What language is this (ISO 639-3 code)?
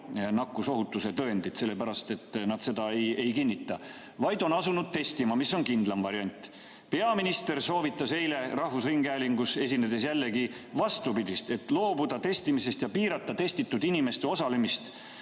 est